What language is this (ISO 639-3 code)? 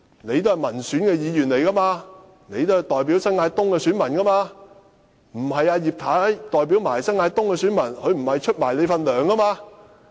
yue